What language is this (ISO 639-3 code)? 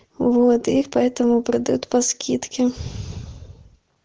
rus